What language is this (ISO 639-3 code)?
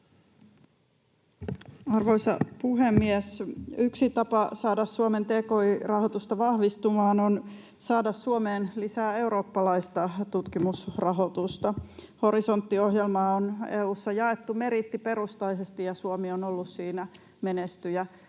fin